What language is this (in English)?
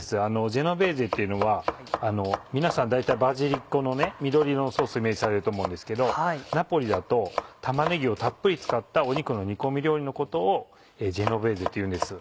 Japanese